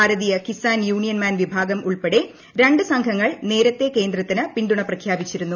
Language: Malayalam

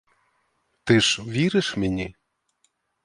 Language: Ukrainian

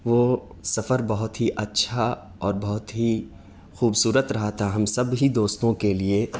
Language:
Urdu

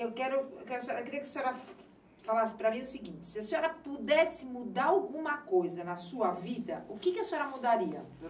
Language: Portuguese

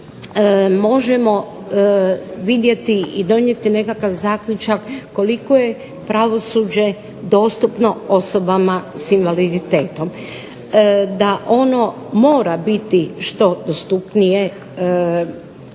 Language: Croatian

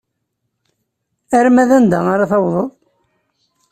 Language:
Kabyle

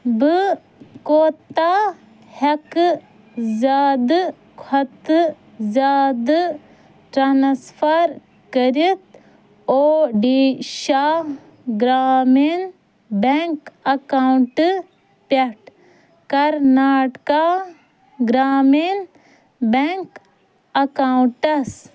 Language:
Kashmiri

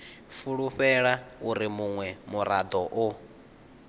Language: Venda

